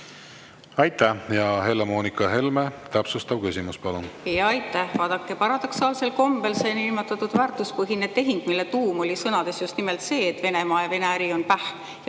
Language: Estonian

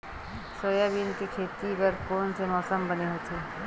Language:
Chhattisgarhi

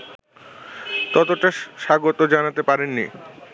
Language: Bangla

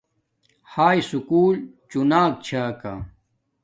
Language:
Domaaki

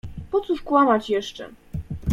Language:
Polish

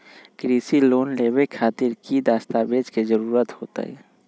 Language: Magahi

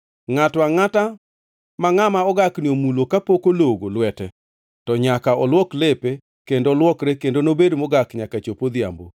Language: Luo (Kenya and Tanzania)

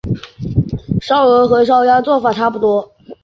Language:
Chinese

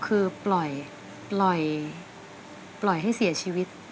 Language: Thai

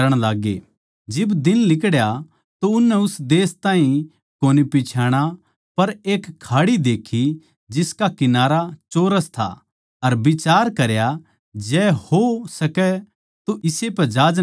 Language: Haryanvi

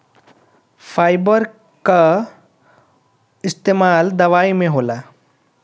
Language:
Bhojpuri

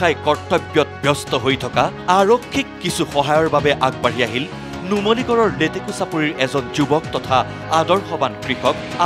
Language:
Thai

